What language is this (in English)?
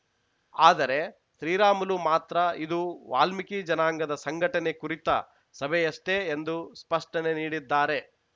Kannada